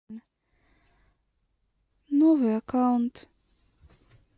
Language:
Russian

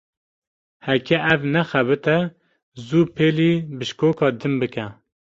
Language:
Kurdish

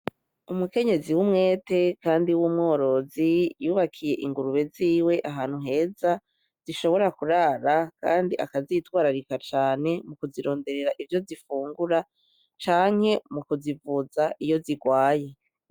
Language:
Rundi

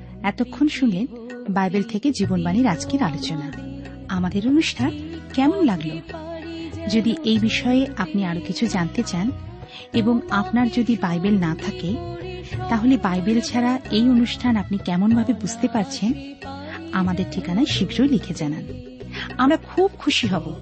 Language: Bangla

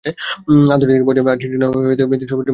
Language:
Bangla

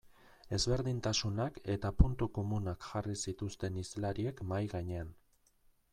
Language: Basque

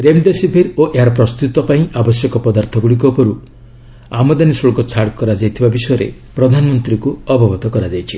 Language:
Odia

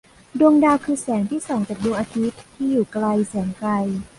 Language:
Thai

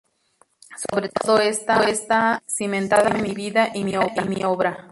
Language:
Spanish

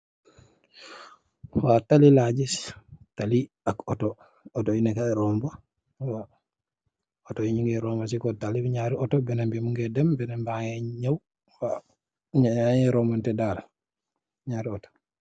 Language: Wolof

